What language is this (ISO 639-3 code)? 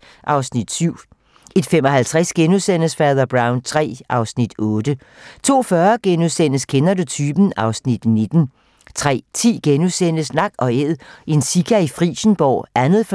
dan